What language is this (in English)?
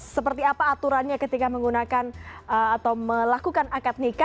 Indonesian